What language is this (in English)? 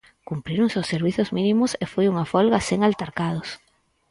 Galician